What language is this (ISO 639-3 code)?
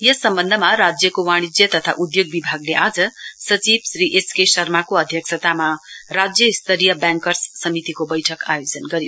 nep